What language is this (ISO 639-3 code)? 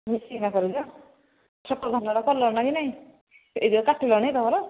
ori